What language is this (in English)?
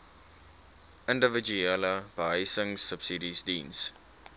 Afrikaans